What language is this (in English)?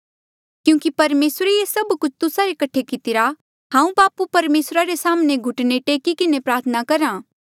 Mandeali